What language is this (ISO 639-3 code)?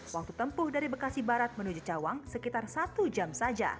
ind